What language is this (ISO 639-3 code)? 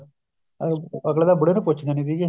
pan